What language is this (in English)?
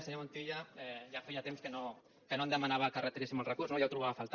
Catalan